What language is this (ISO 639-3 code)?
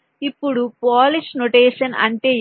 tel